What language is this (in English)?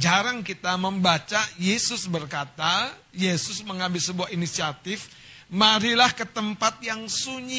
Indonesian